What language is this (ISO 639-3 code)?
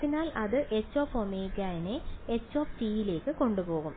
mal